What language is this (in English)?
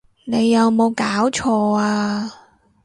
Cantonese